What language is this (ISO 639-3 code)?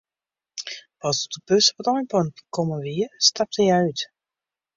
fry